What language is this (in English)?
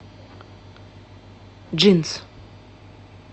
Russian